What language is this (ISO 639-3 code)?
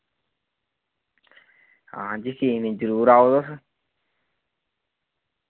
doi